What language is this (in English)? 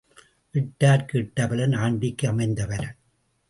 Tamil